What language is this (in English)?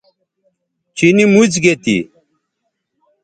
Bateri